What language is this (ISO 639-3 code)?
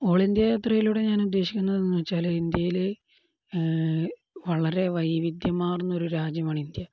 mal